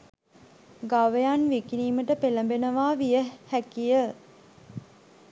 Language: Sinhala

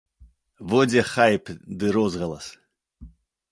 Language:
Belarusian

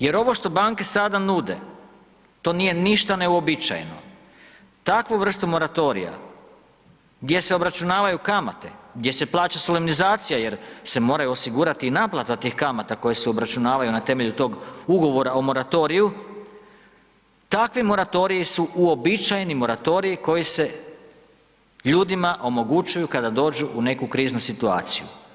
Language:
Croatian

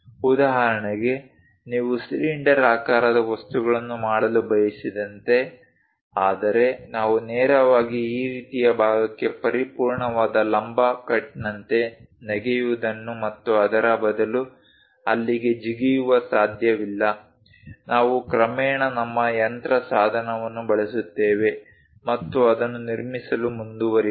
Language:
Kannada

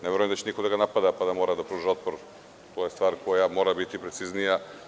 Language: Serbian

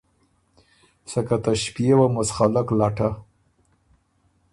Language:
Ormuri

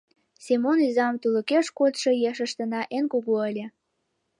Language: Mari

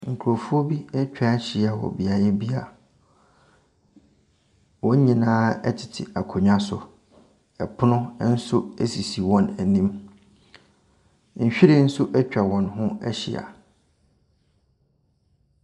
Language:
Akan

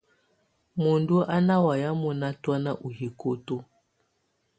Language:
Tunen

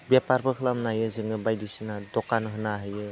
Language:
Bodo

